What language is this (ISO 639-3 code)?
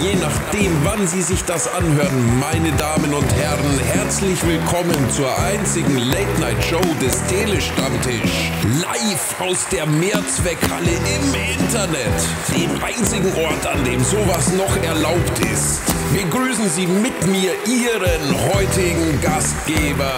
deu